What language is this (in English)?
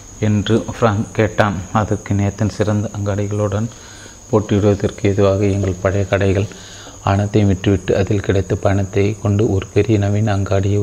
Tamil